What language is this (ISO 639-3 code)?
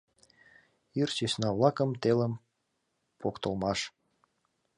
chm